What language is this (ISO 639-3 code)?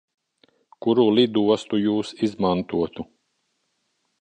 lav